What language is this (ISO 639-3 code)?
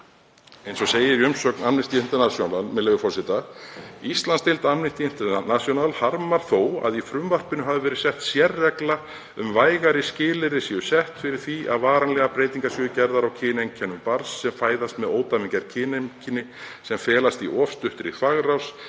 isl